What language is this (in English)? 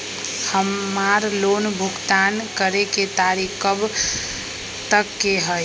Magahi